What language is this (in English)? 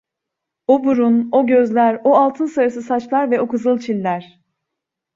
Turkish